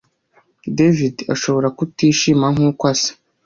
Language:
Kinyarwanda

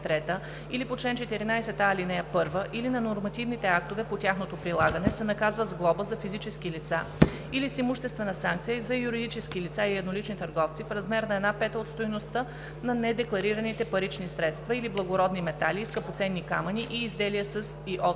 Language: Bulgarian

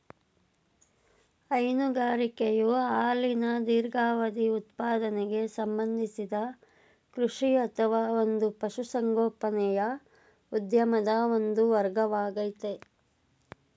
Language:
Kannada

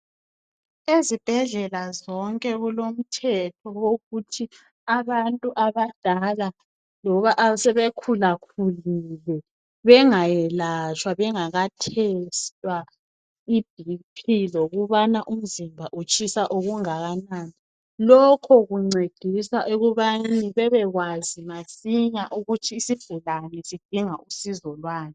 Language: North Ndebele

